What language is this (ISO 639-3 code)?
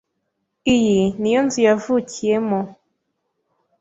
kin